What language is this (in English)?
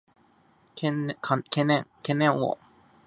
Japanese